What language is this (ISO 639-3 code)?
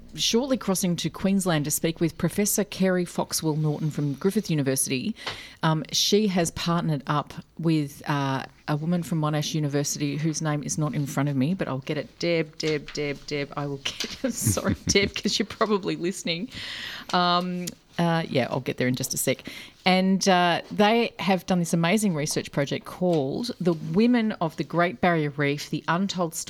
eng